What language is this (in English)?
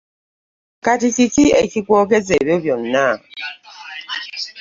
Ganda